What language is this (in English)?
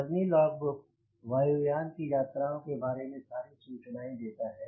Hindi